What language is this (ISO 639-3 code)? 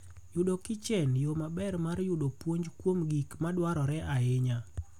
luo